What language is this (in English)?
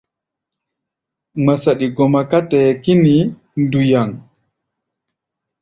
Gbaya